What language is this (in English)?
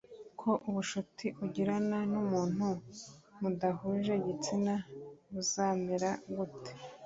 Kinyarwanda